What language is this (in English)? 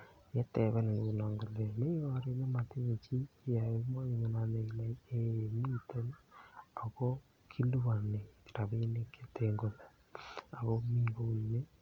Kalenjin